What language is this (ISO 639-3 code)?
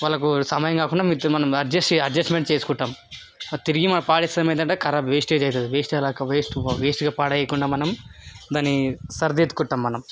tel